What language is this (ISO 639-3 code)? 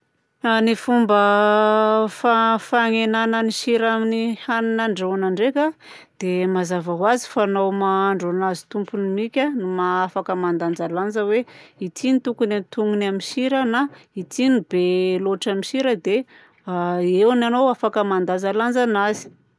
bzc